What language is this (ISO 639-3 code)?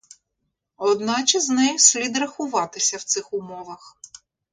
ukr